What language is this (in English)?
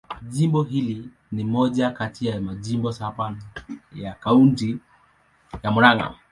Swahili